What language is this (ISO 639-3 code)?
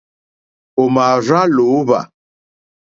bri